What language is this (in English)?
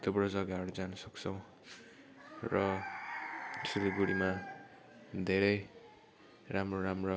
Nepali